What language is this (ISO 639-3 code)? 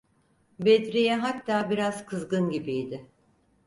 tur